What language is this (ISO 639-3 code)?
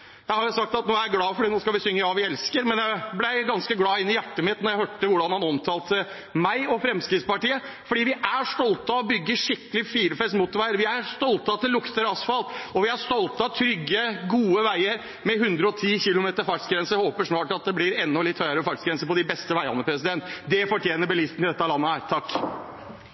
nob